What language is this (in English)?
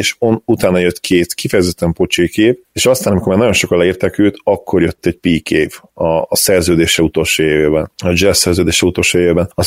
Hungarian